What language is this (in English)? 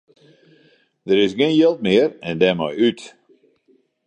Western Frisian